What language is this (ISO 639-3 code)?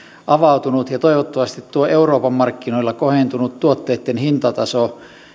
fin